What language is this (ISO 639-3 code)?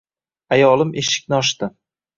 uzb